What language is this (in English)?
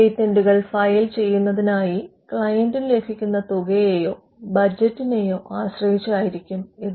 Malayalam